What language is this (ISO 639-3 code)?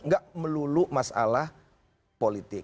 ind